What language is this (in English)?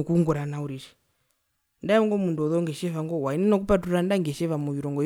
Herero